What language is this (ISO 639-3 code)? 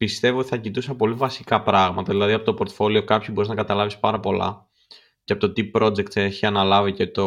ell